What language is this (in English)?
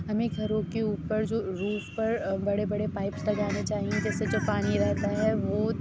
Urdu